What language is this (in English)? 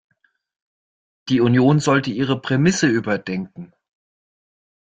German